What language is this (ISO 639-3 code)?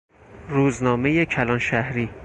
fas